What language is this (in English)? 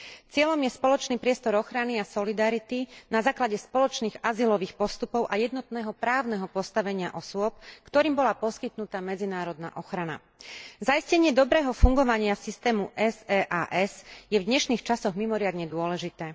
Slovak